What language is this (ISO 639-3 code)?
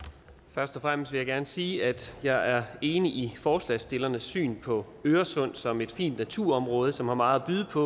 dan